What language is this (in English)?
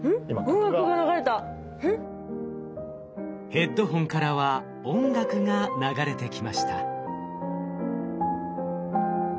Japanese